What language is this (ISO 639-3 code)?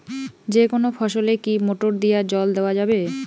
ben